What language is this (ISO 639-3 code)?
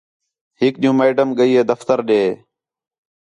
xhe